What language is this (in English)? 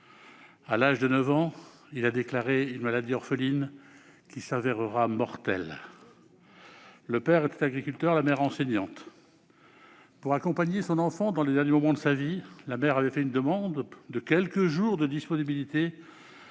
French